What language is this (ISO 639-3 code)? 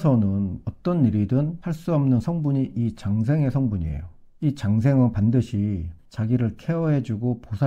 kor